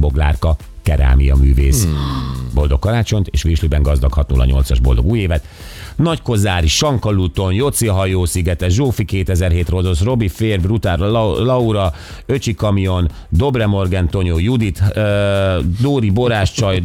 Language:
Hungarian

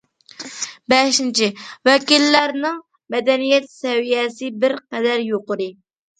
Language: Uyghur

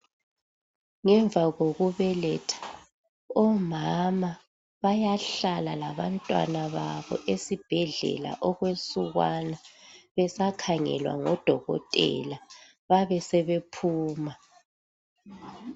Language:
North Ndebele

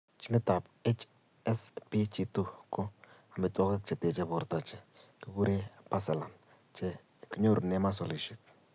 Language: Kalenjin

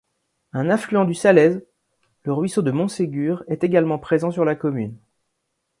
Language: French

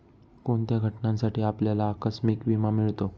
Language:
Marathi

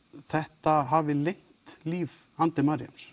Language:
Icelandic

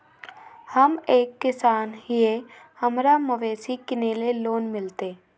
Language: Magahi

